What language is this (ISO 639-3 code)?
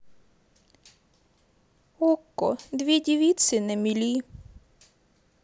rus